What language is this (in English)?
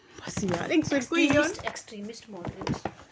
Dogri